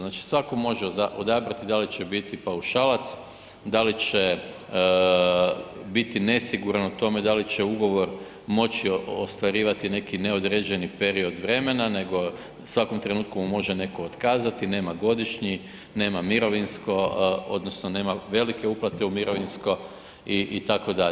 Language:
Croatian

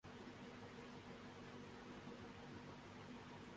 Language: Urdu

